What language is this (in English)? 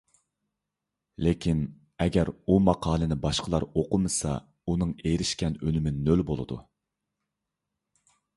Uyghur